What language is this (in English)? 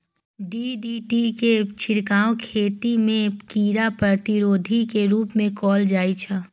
Maithili